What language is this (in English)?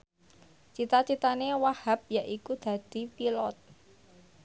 Javanese